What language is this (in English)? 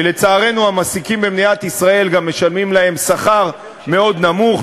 Hebrew